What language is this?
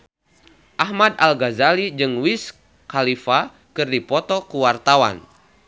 Sundanese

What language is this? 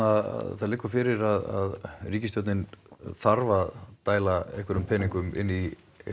Icelandic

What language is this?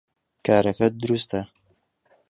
Central Kurdish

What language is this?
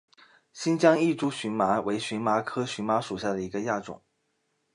Chinese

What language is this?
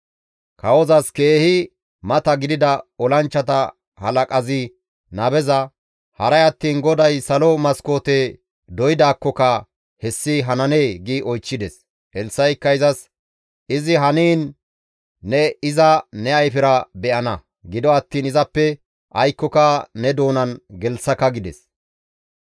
Gamo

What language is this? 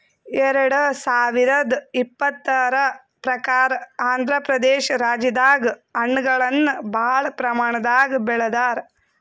Kannada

